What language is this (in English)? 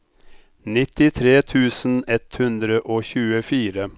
Norwegian